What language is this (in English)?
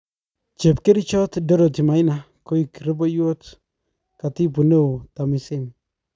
Kalenjin